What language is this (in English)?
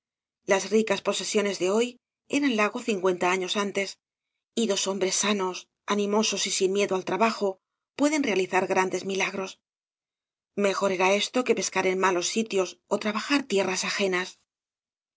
Spanish